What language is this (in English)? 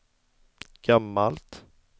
Swedish